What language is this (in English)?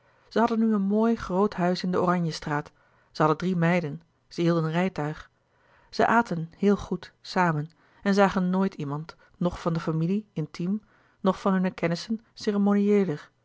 Dutch